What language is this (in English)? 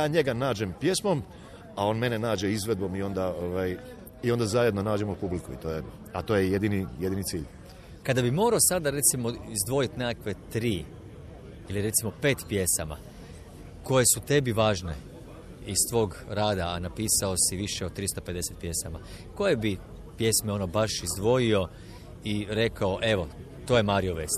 Croatian